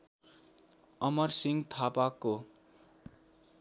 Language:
Nepali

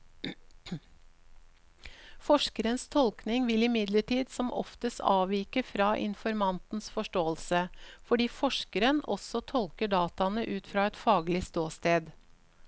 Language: Norwegian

